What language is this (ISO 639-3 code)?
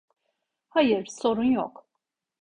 tur